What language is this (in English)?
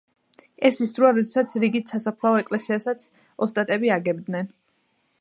Georgian